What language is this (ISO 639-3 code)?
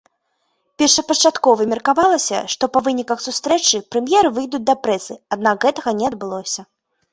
bel